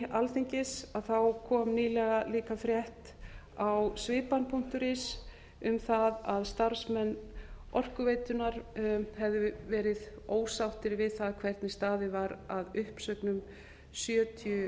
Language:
Icelandic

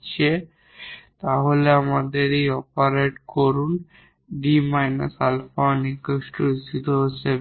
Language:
Bangla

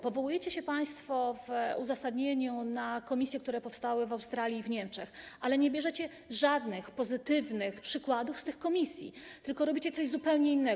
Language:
Polish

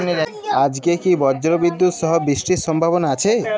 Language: Bangla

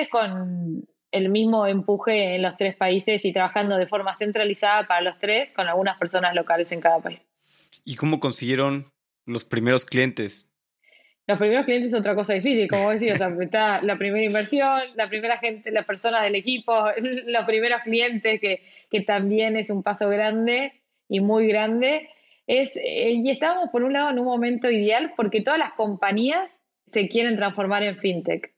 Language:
Spanish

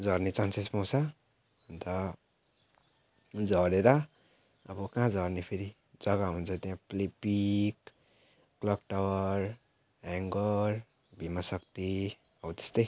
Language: Nepali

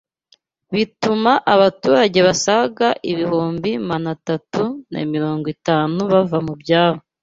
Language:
Kinyarwanda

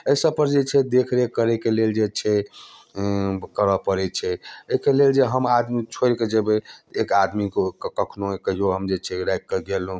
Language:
Maithili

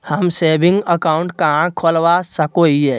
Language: Magahi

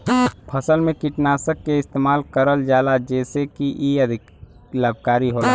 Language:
Bhojpuri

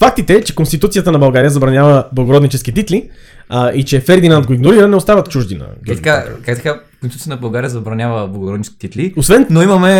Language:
Bulgarian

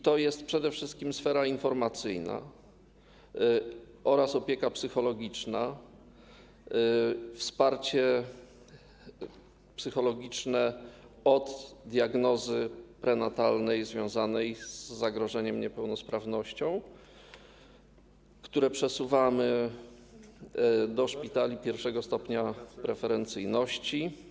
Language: Polish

